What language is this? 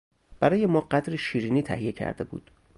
Persian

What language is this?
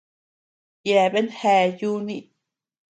Tepeuxila Cuicatec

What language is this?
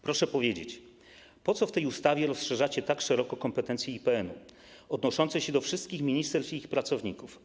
Polish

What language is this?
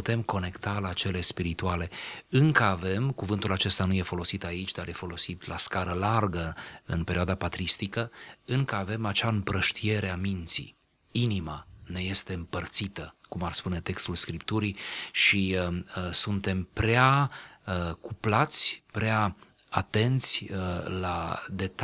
Romanian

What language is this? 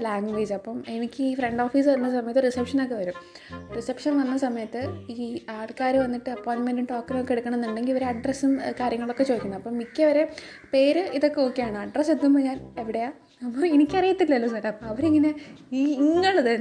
Malayalam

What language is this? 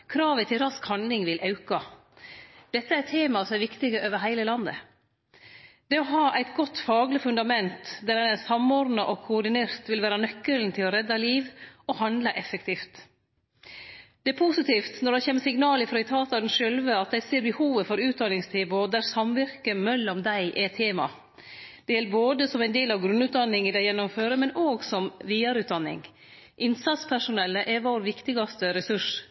Norwegian Nynorsk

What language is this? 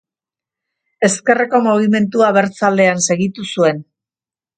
Basque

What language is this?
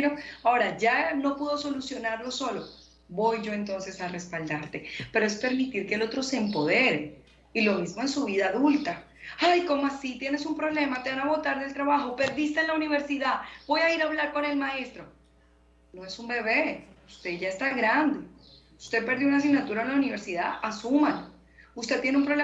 Spanish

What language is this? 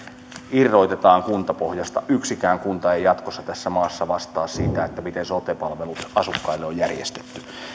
Finnish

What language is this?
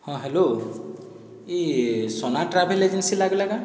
Odia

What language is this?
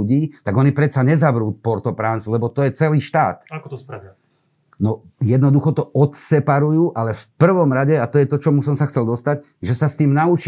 Slovak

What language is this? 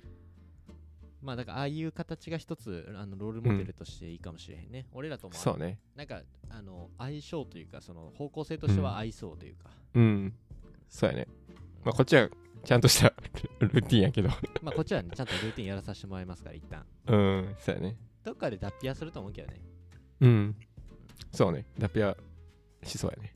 Japanese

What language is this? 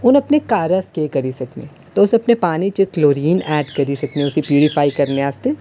Dogri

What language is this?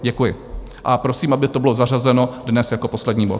Czech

